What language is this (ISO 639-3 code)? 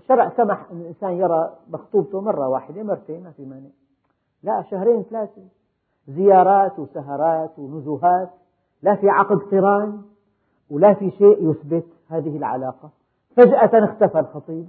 ara